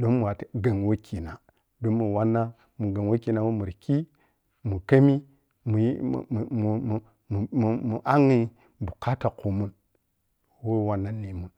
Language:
Piya-Kwonci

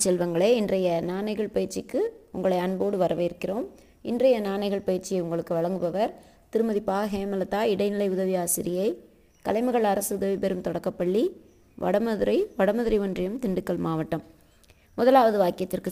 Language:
Tamil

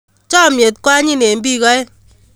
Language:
Kalenjin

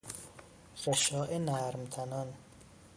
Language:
Persian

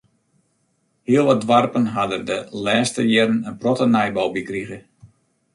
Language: Western Frisian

